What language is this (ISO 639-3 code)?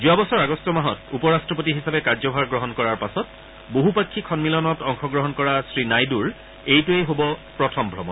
asm